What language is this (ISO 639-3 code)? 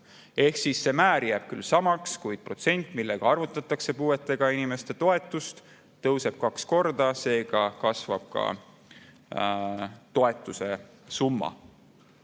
est